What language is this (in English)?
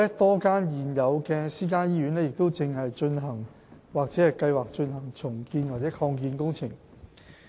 Cantonese